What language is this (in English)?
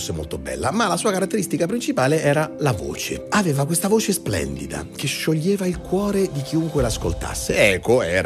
Italian